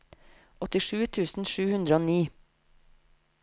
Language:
Norwegian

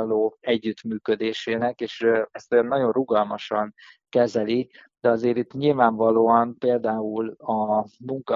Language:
Hungarian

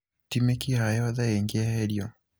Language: Kikuyu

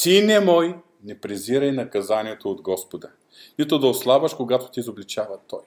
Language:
Bulgarian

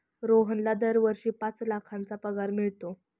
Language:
Marathi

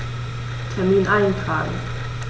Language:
German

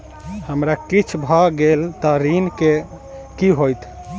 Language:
Maithili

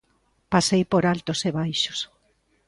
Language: Galician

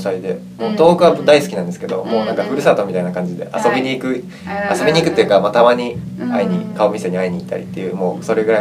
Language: Japanese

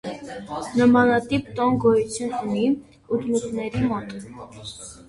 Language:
Armenian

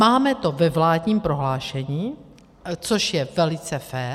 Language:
Czech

